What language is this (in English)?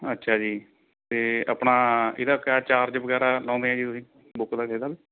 Punjabi